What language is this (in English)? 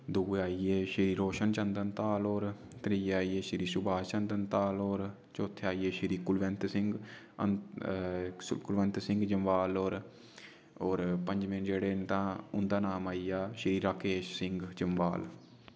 Dogri